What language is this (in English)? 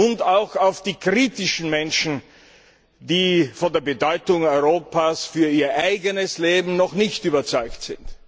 German